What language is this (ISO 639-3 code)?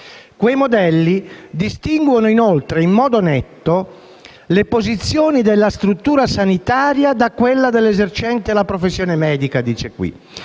ita